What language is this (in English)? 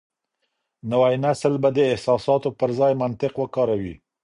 Pashto